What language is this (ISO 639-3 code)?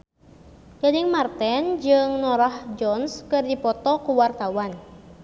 sun